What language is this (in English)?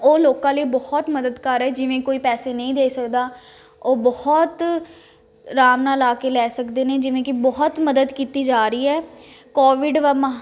Punjabi